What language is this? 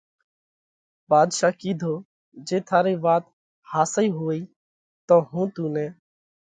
Parkari Koli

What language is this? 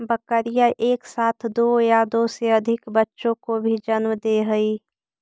Magahi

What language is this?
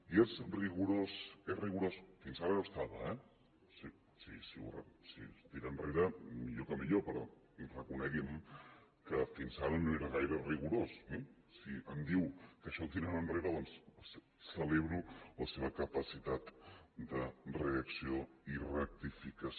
Catalan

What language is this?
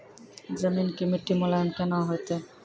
Maithili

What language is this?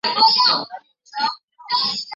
Chinese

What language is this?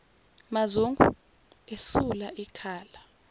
Zulu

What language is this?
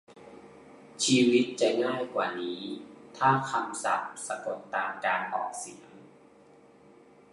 Thai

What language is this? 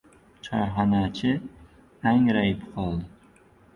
Uzbek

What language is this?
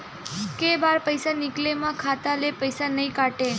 Chhattisgarhi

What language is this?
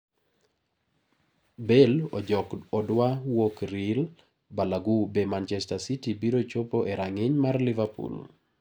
Luo (Kenya and Tanzania)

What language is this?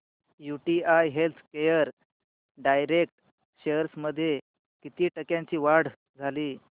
Marathi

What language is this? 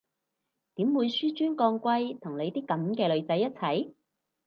Cantonese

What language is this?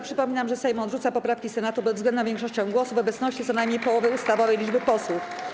Polish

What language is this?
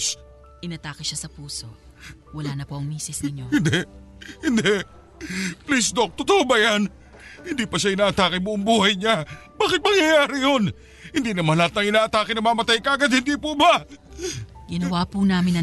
Filipino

